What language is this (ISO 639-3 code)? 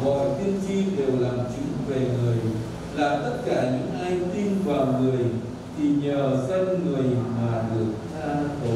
vie